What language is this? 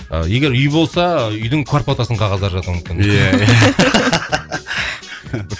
Kazakh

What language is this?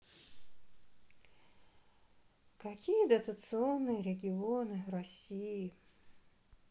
Russian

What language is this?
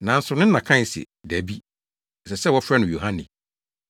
Akan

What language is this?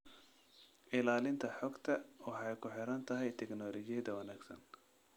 Somali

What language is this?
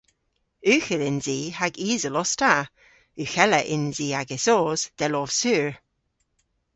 Cornish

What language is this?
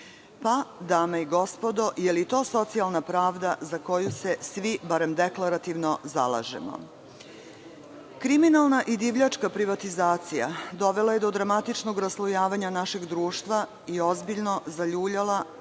Serbian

